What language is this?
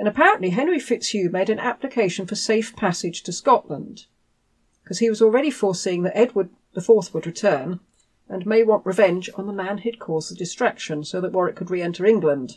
English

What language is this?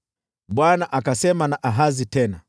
Swahili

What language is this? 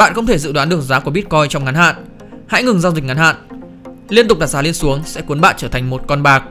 Vietnamese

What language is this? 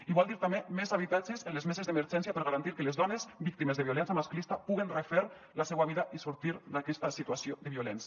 Catalan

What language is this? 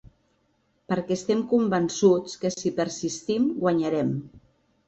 Catalan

